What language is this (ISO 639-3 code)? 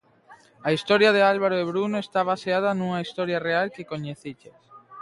glg